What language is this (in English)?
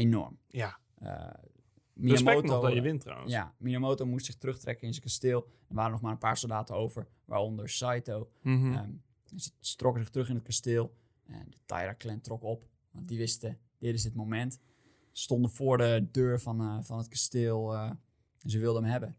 Dutch